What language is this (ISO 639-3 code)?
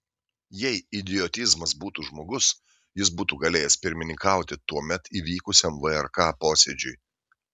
lit